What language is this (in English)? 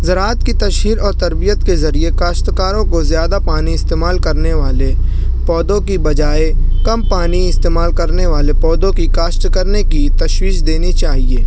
Urdu